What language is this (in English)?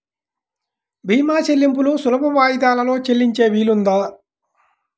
Telugu